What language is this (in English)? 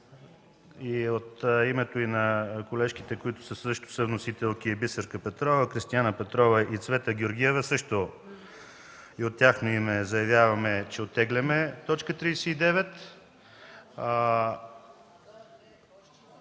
Bulgarian